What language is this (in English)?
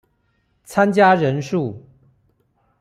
Chinese